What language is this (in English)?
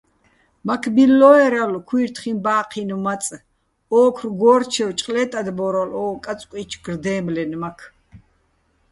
Bats